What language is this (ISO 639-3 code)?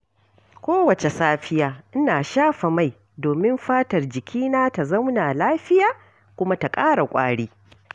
hau